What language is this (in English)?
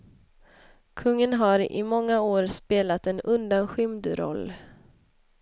Swedish